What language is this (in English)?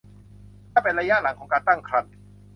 Thai